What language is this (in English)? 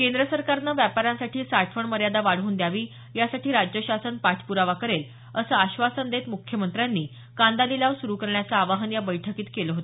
Marathi